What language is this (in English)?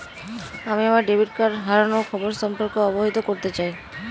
Bangla